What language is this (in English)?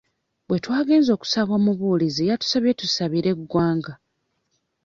Ganda